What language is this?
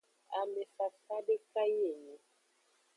Aja (Benin)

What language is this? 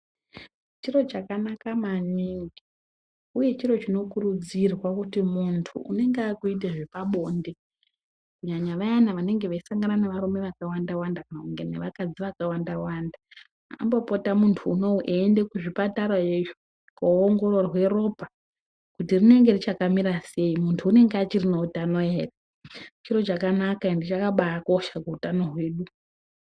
Ndau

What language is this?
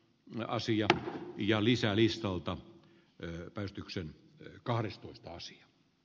Finnish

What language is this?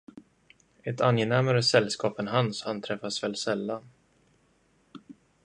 Swedish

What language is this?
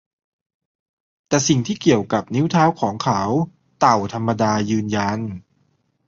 Thai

